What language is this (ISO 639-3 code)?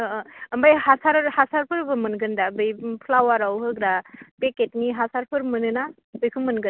brx